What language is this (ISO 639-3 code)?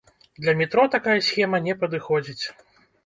bel